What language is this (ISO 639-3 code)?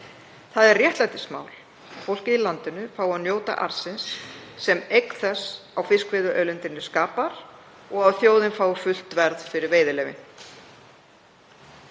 isl